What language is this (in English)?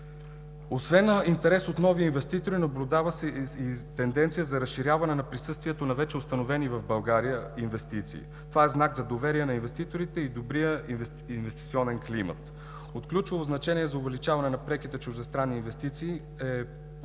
Bulgarian